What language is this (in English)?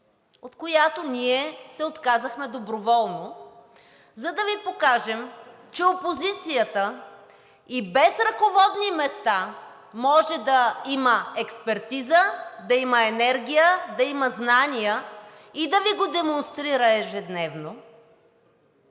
Bulgarian